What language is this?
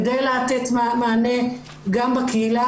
Hebrew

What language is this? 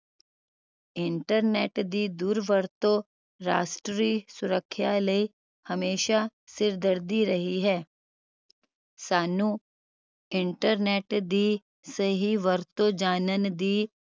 Punjabi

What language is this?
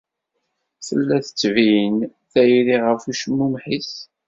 Kabyle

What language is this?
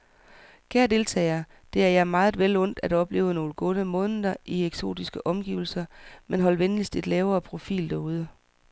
Danish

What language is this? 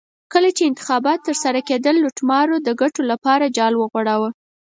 Pashto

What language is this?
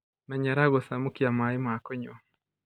Kikuyu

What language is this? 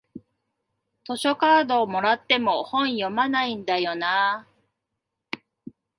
Japanese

